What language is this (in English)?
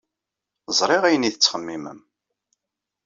Kabyle